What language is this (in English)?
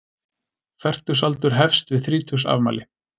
Icelandic